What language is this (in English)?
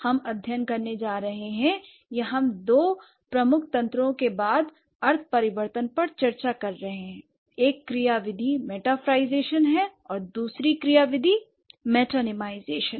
Hindi